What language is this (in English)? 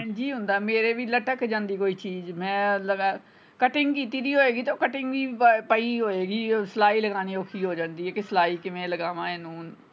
Punjabi